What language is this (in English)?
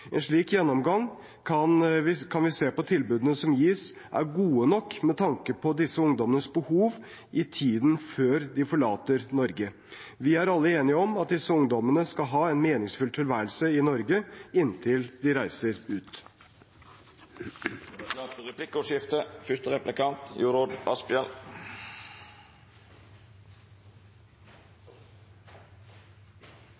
Norwegian